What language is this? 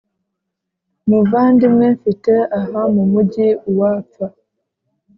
Kinyarwanda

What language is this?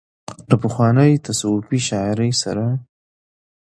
Pashto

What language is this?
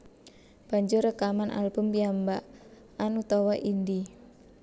Javanese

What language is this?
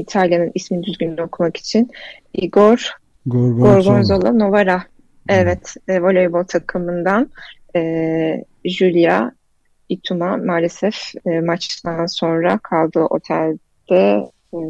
Turkish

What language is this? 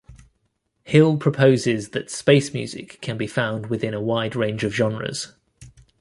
English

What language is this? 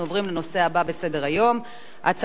Hebrew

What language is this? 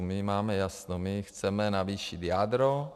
Czech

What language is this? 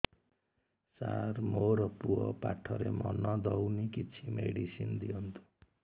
Odia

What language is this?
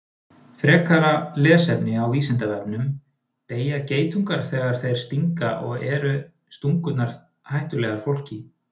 Icelandic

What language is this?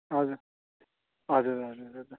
Nepali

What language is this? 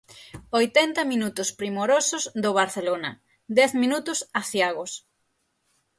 Galician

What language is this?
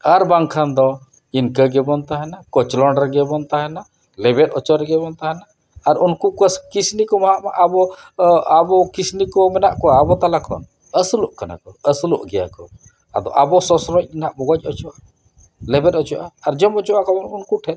Santali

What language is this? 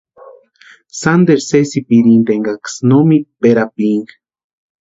Western Highland Purepecha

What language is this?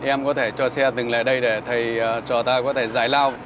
Vietnamese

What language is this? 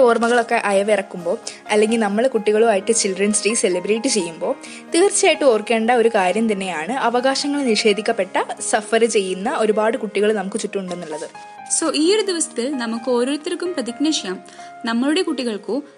Malayalam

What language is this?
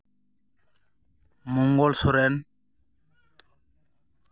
Santali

